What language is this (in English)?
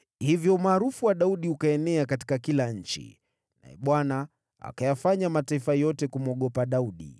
Swahili